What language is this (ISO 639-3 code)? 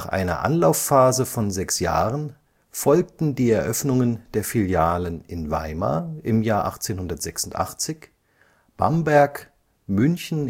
deu